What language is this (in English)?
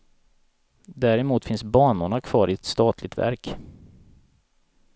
Swedish